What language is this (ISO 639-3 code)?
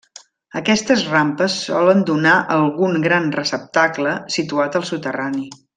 cat